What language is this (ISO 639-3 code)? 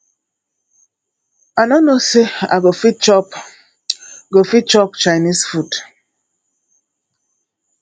pcm